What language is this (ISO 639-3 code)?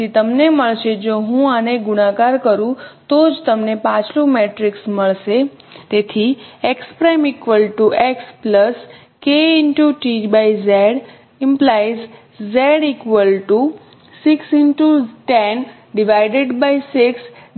guj